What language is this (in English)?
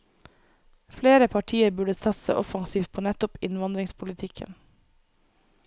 Norwegian